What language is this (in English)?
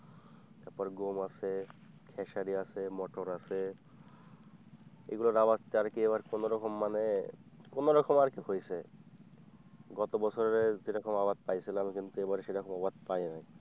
Bangla